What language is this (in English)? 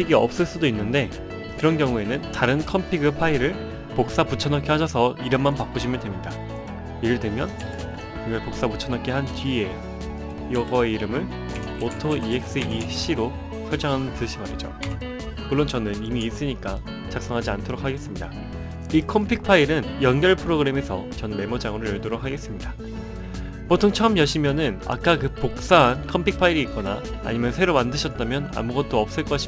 Korean